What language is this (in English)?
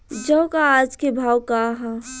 Bhojpuri